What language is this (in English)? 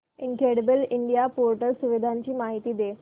Marathi